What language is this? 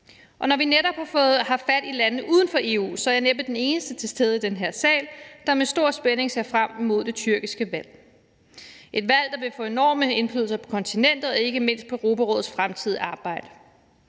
Danish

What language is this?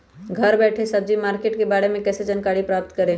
Magahi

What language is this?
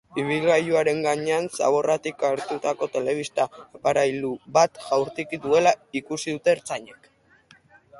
Basque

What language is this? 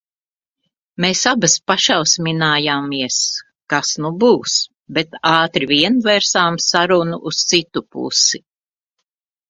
Latvian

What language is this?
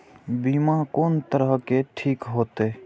Maithili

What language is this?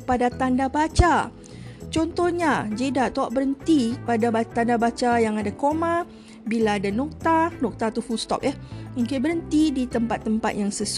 Malay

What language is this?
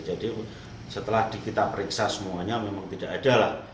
Indonesian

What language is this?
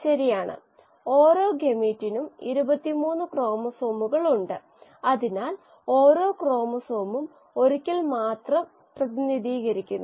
Malayalam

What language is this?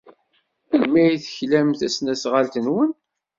Kabyle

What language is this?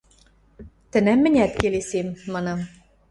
Western Mari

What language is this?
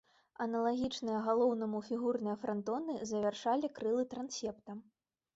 Belarusian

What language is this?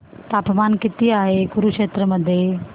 Marathi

